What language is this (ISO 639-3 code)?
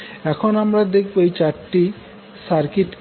ben